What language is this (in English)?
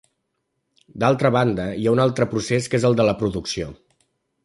Catalan